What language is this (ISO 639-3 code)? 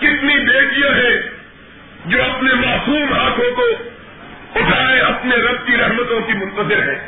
urd